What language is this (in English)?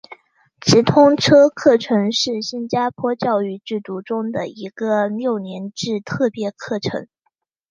Chinese